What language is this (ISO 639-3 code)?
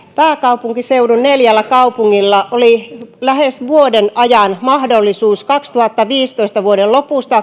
fin